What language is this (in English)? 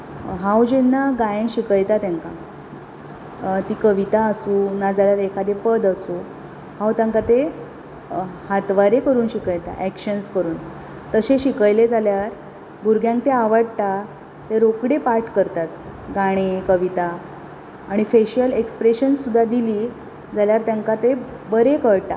Konkani